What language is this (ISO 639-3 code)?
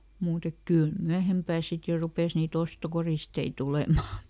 fin